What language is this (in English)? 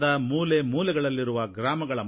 Kannada